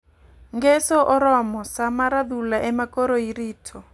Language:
Luo (Kenya and Tanzania)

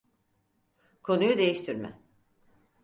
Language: Turkish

